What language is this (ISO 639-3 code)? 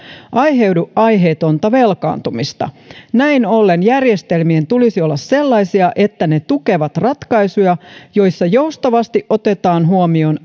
fin